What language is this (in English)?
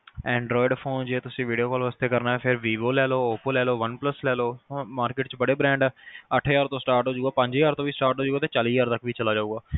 Punjabi